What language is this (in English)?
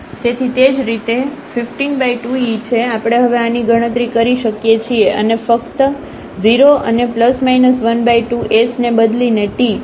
Gujarati